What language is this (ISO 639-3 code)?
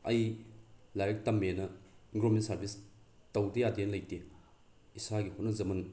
mni